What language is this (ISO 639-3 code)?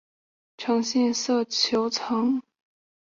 zho